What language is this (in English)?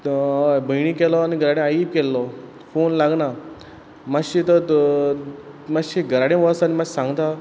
Konkani